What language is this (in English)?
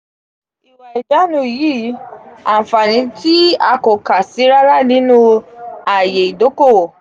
Yoruba